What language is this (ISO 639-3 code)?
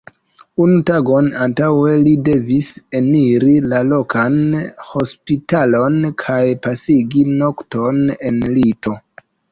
epo